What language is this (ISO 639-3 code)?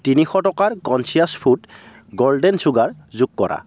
asm